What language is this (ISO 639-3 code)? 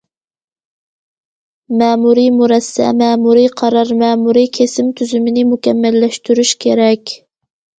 uig